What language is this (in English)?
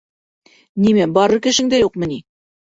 Bashkir